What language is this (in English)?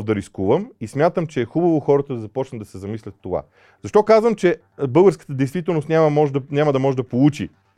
Bulgarian